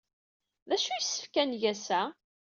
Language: Kabyle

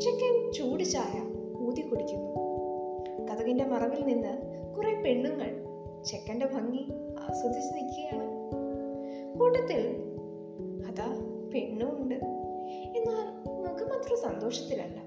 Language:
Malayalam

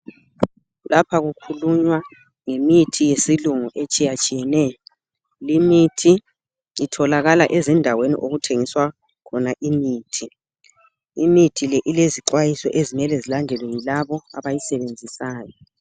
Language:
North Ndebele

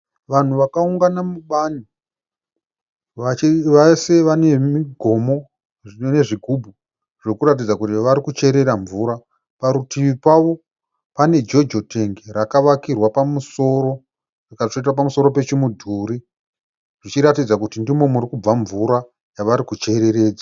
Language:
Shona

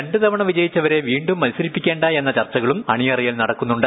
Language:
Malayalam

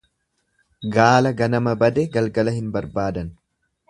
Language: Oromo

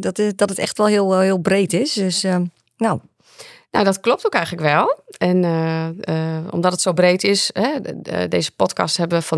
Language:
Dutch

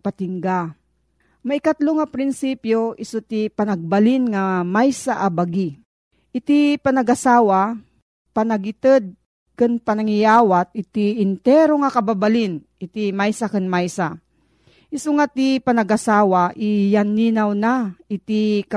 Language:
Filipino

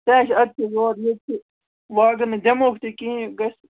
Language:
Kashmiri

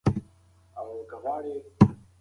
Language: Pashto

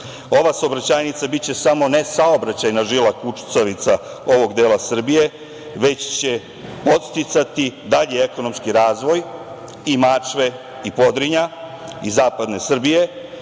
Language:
Serbian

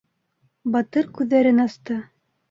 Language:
Bashkir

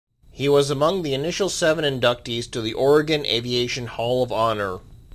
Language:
English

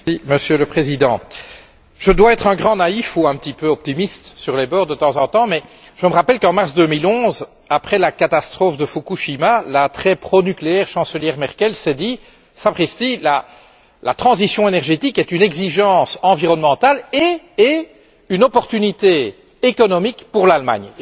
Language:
French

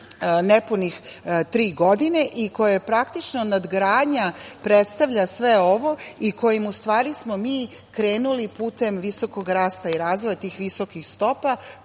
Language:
Serbian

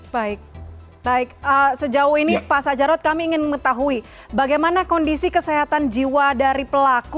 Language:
Indonesian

